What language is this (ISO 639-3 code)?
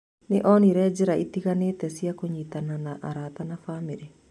kik